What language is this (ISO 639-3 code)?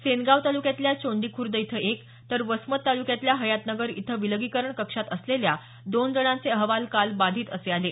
mar